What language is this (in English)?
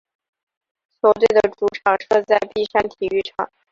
Chinese